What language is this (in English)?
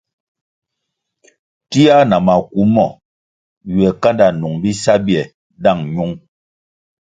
Kwasio